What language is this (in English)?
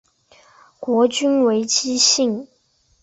Chinese